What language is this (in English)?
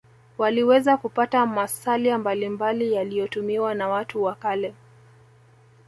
Swahili